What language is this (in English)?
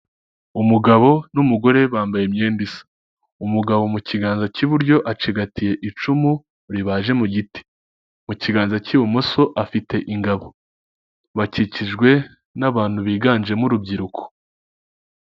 Kinyarwanda